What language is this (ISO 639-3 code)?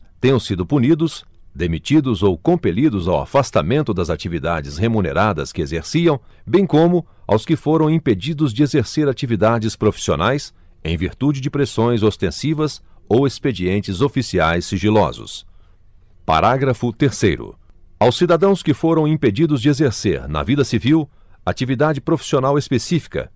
por